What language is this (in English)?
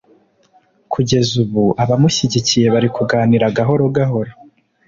Kinyarwanda